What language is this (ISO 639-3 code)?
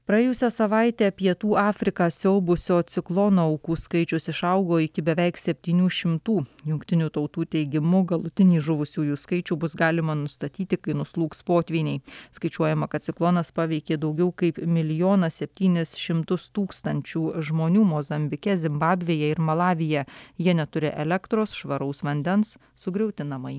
lit